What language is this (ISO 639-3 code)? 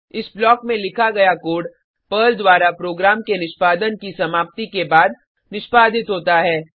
hin